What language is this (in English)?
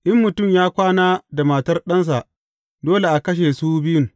Hausa